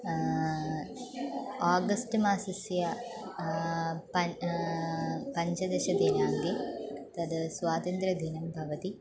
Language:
Sanskrit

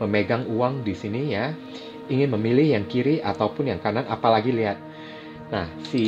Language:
Indonesian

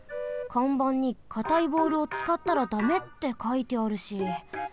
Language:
Japanese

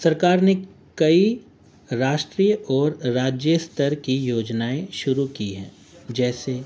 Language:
Urdu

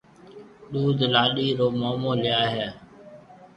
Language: Marwari (Pakistan)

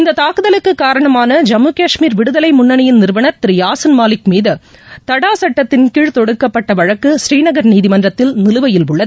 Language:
Tamil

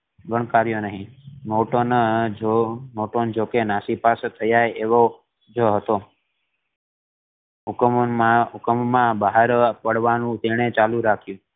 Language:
Gujarati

